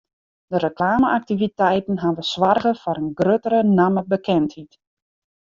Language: Western Frisian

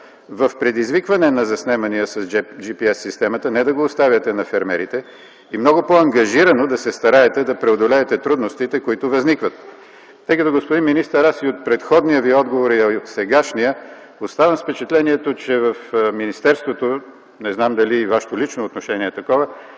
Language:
Bulgarian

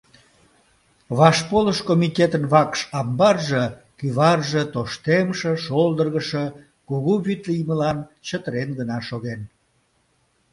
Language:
Mari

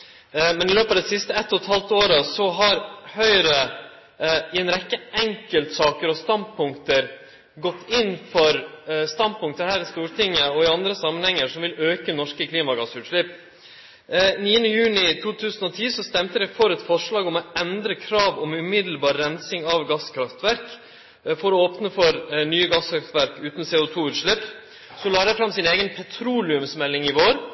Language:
Norwegian Nynorsk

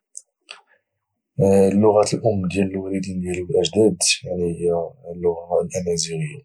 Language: Moroccan Arabic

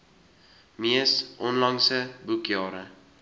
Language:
Afrikaans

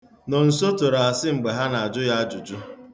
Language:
Igbo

